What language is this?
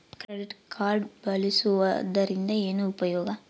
Kannada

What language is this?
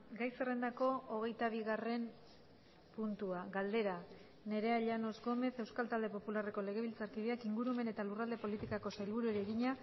Basque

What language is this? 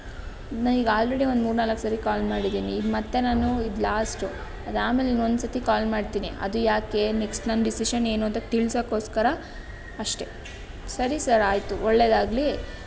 Kannada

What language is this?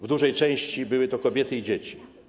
Polish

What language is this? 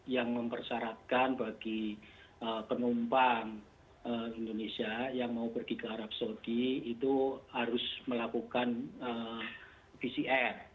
Indonesian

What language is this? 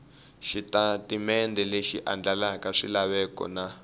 Tsonga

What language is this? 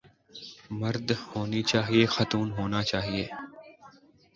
Urdu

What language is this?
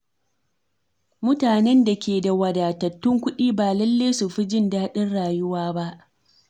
Hausa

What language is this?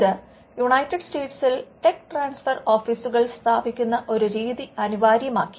Malayalam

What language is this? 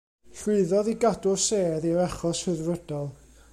Welsh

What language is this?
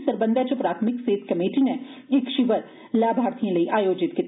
Dogri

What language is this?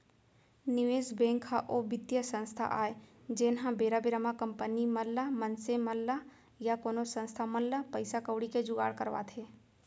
Chhattisgarhi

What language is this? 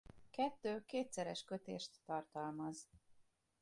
Hungarian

